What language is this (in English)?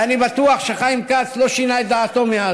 Hebrew